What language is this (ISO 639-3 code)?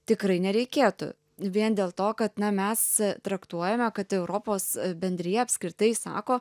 lit